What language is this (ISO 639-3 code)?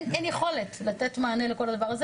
heb